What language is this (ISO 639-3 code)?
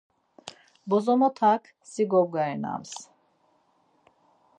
lzz